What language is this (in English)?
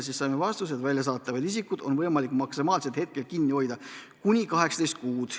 Estonian